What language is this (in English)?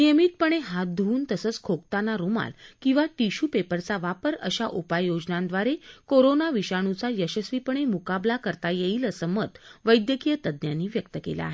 Marathi